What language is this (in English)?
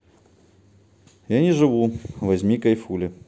Russian